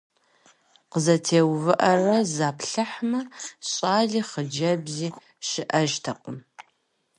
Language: Kabardian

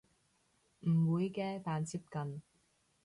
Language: Cantonese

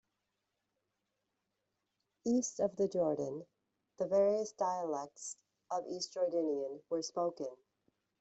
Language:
English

